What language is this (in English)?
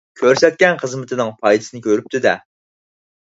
Uyghur